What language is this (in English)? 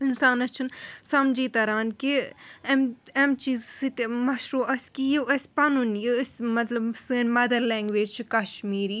Kashmiri